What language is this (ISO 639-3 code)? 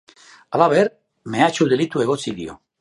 eus